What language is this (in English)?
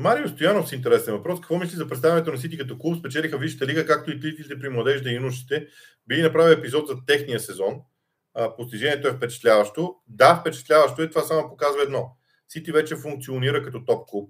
Bulgarian